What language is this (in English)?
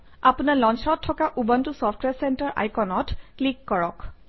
Assamese